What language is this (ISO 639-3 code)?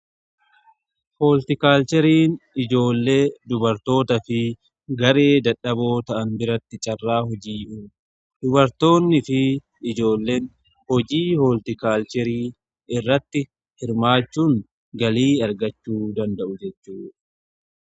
orm